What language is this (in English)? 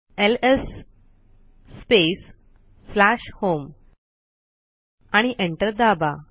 Marathi